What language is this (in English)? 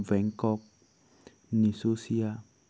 Assamese